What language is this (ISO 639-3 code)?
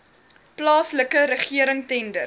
afr